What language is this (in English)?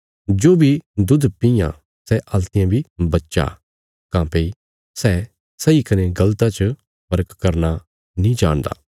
Bilaspuri